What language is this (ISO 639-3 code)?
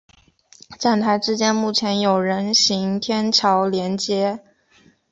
zho